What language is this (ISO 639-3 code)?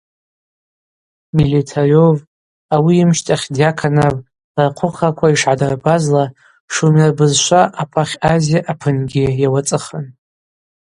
abq